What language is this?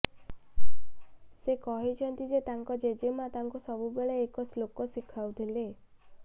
Odia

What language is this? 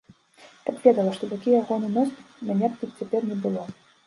Belarusian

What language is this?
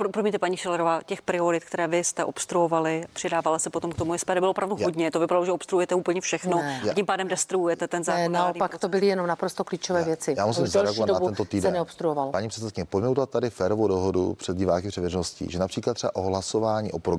Czech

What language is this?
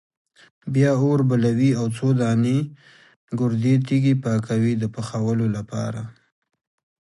Pashto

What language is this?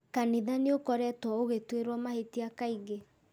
Kikuyu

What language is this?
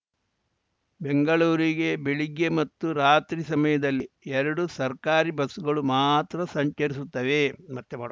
Kannada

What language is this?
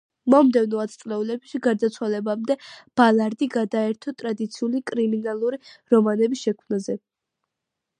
Georgian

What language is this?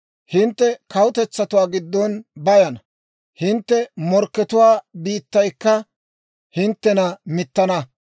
Dawro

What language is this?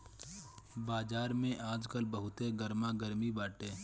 Bhojpuri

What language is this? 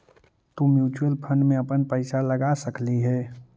Magahi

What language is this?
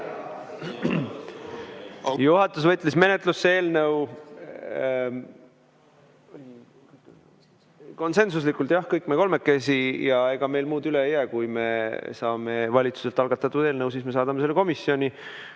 Estonian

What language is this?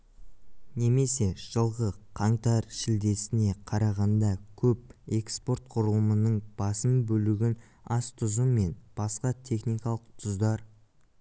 Kazakh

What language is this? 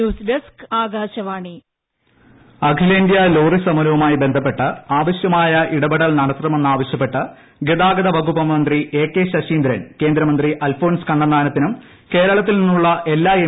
Malayalam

